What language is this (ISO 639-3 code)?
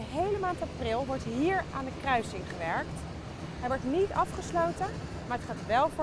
nld